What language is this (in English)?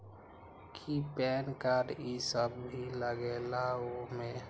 Magahi